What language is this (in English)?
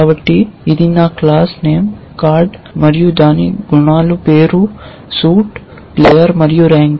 Telugu